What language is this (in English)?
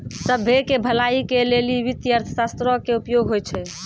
Maithili